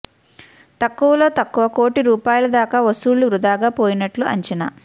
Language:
Telugu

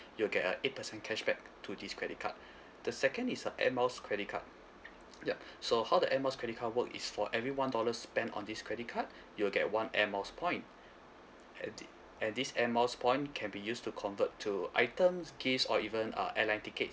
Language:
English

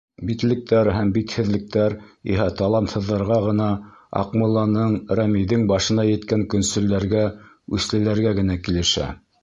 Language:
Bashkir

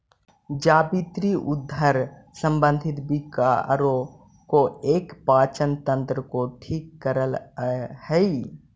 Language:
Magahi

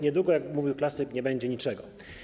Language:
Polish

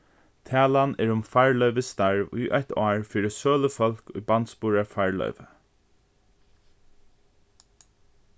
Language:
Faroese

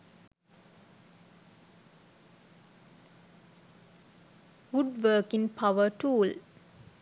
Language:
Sinhala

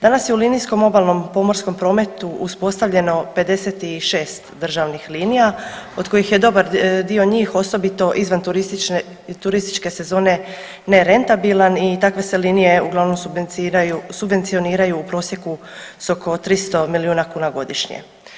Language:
Croatian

